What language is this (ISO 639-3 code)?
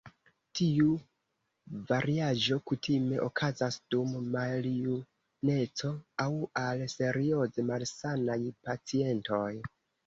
epo